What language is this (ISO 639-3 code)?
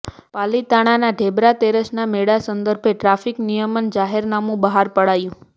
guj